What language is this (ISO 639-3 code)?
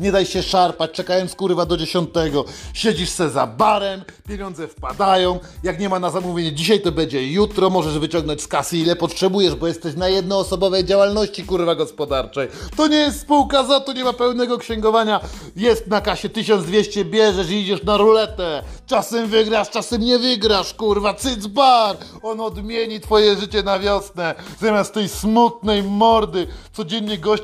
pol